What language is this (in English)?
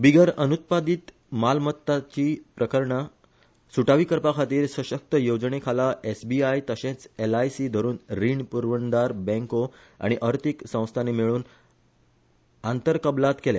Konkani